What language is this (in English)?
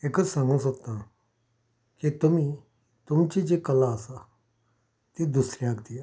Konkani